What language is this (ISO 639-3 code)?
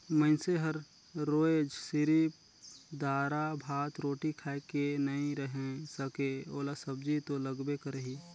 hne